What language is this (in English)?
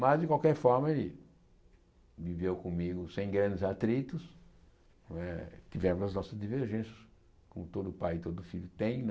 Portuguese